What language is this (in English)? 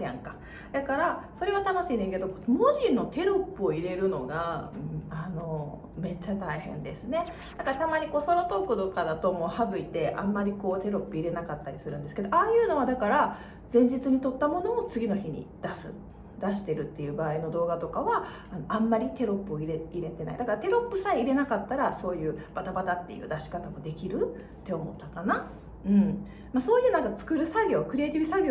Japanese